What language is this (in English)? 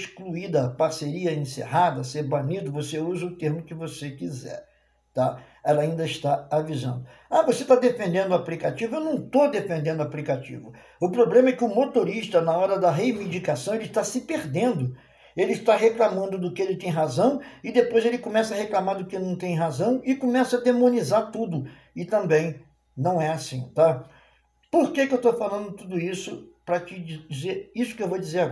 Portuguese